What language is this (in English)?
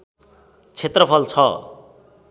Nepali